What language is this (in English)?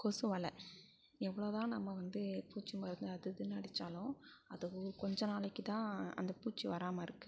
Tamil